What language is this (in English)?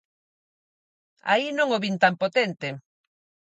Galician